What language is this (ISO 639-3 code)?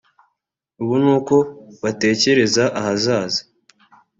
kin